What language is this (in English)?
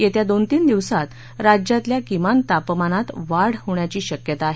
Marathi